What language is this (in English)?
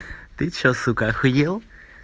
Russian